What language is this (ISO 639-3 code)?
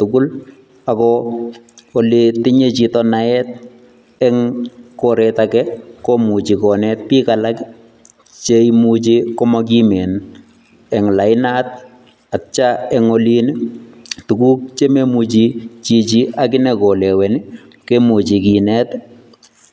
kln